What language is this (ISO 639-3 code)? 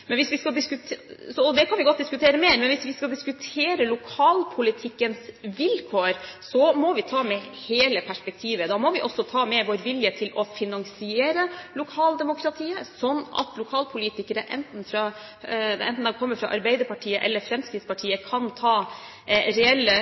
nob